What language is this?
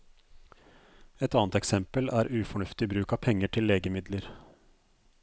Norwegian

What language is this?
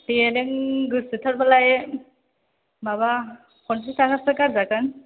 Bodo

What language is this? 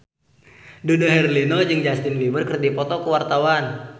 Sundanese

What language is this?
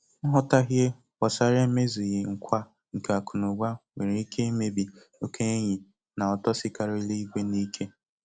Igbo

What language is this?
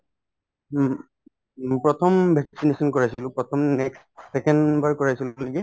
Assamese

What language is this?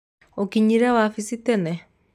Kikuyu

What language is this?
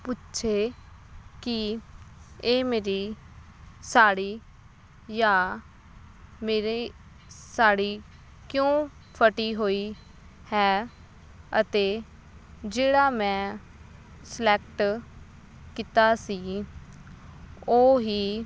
Punjabi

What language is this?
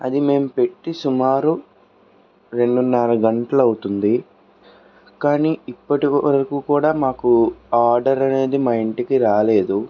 Telugu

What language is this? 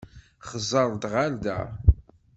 Kabyle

